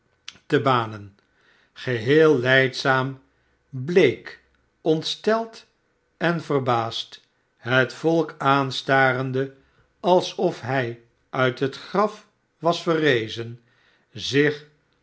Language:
Dutch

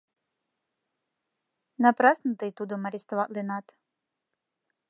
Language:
Mari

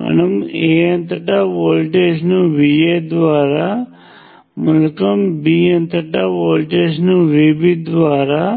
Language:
Telugu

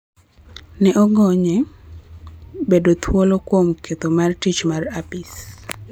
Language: Luo (Kenya and Tanzania)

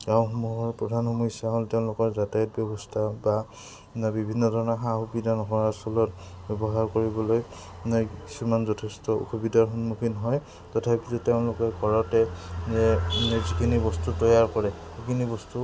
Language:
Assamese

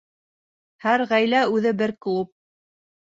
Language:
Bashkir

